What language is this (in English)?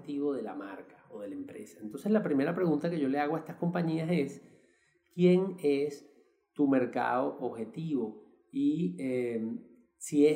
Spanish